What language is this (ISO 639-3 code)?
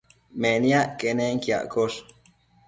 mcf